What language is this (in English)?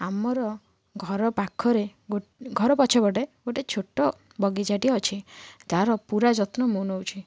Odia